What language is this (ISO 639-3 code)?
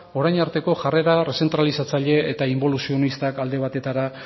eus